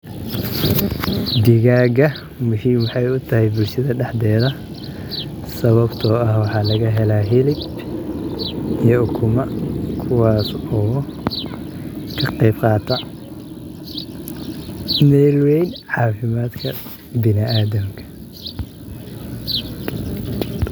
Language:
Somali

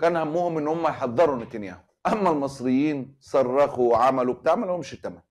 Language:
Arabic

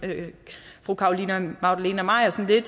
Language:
Danish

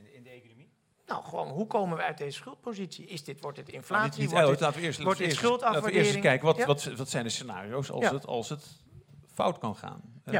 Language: Dutch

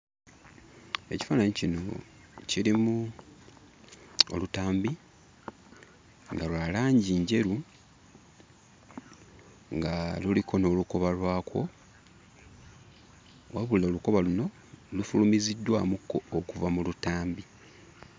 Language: Ganda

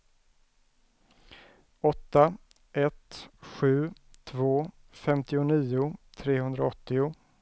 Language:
Swedish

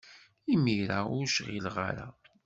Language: Kabyle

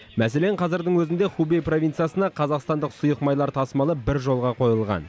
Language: Kazakh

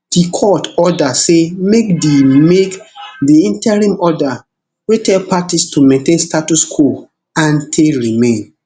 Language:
Nigerian Pidgin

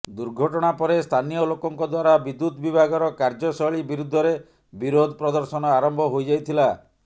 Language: Odia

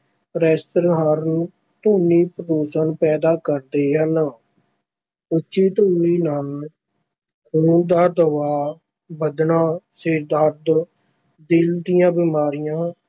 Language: Punjabi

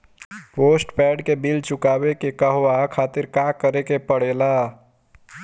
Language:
Bhojpuri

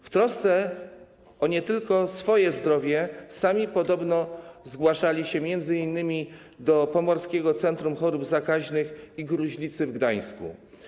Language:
Polish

